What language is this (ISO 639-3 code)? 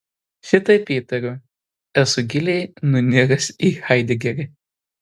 lit